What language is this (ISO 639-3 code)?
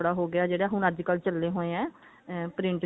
pan